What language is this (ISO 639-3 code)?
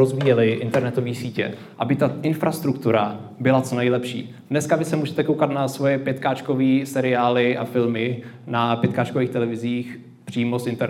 ces